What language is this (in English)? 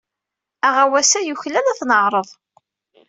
Kabyle